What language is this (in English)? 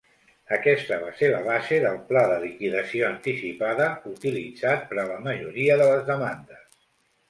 Catalan